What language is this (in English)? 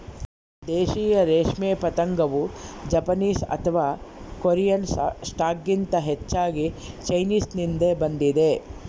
Kannada